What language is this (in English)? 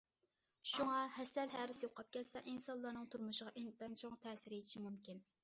Uyghur